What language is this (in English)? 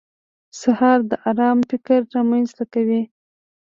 Pashto